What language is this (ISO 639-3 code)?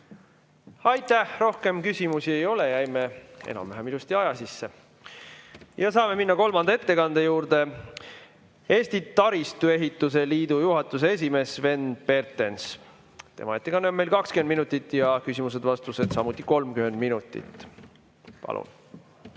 est